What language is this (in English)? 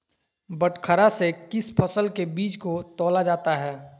Magahi